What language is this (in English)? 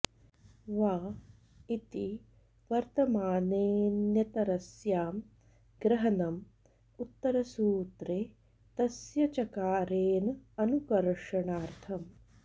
Sanskrit